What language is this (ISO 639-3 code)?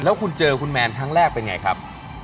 tha